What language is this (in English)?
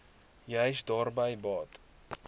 Afrikaans